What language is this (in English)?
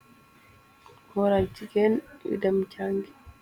Wolof